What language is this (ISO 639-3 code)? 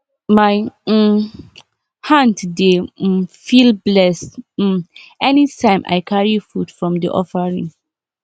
pcm